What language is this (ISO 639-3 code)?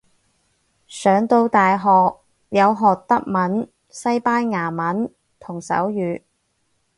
yue